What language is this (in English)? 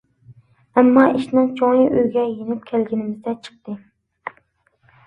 Uyghur